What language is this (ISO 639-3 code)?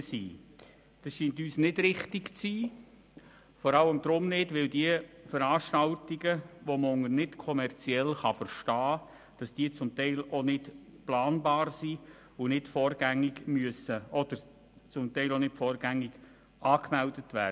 gsw